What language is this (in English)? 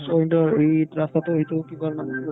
Assamese